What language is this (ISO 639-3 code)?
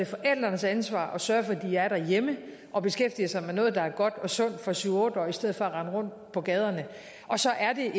dan